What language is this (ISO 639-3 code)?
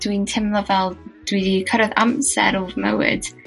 cym